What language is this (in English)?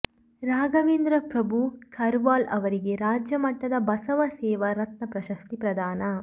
Kannada